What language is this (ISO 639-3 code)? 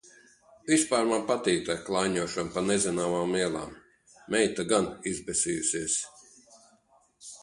lav